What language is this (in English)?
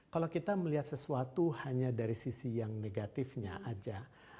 Indonesian